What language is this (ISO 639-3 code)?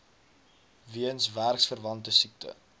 afr